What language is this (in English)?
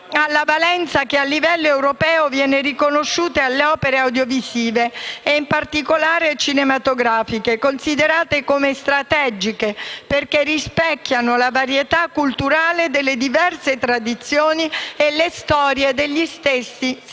Italian